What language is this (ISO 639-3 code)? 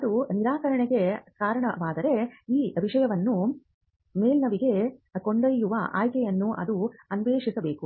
kan